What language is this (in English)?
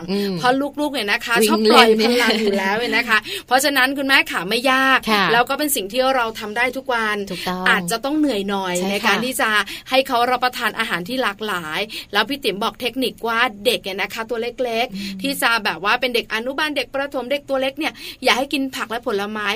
Thai